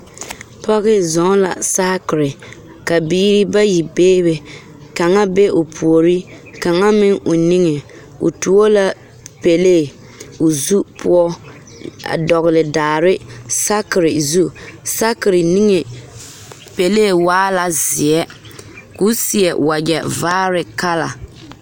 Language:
Southern Dagaare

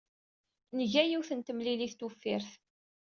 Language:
Kabyle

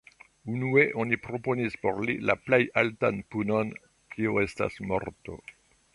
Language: Esperanto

